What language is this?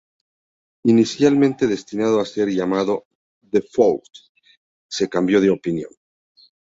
Spanish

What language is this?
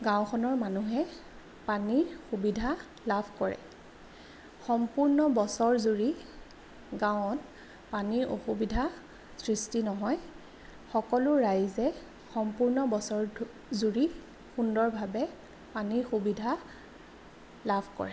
Assamese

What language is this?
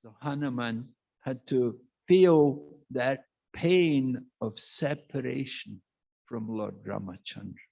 English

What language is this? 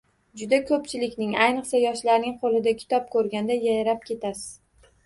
Uzbek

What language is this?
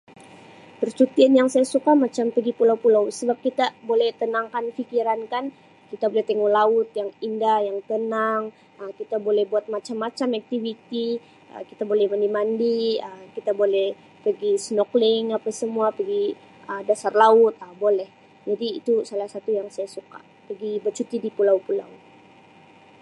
Sabah Malay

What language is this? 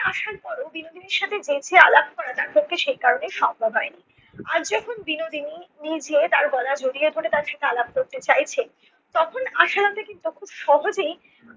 Bangla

